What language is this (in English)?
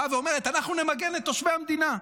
Hebrew